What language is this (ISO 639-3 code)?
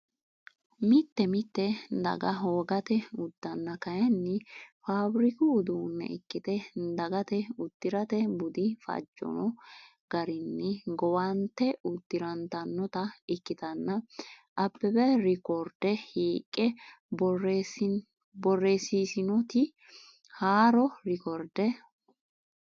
sid